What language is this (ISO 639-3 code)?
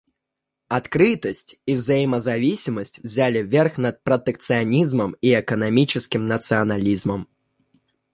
rus